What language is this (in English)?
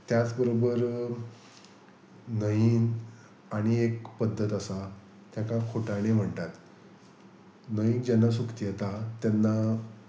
Konkani